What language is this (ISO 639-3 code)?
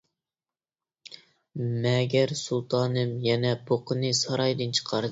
uig